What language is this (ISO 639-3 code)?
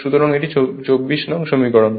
ben